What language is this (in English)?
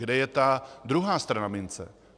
Czech